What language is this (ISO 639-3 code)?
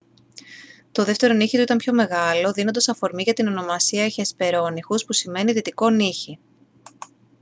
ell